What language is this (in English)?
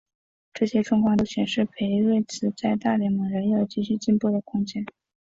Chinese